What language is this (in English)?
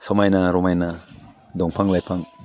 Bodo